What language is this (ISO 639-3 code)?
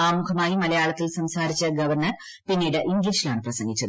mal